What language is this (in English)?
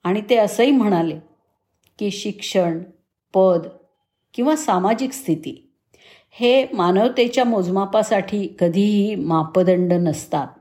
Marathi